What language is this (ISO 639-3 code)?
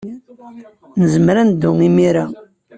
kab